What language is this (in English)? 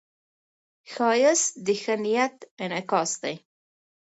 Pashto